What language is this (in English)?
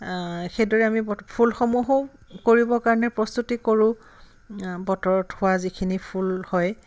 Assamese